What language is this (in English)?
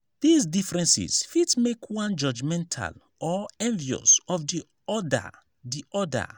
Nigerian Pidgin